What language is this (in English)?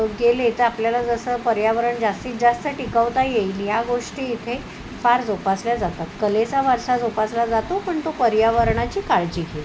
Marathi